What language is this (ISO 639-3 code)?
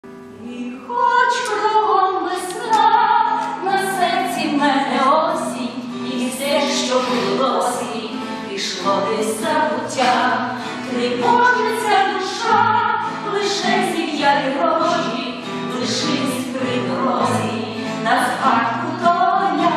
ukr